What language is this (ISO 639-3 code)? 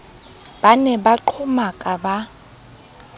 sot